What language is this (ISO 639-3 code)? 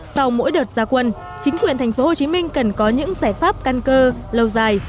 vie